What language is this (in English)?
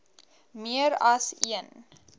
Afrikaans